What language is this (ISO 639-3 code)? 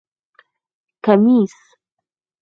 pus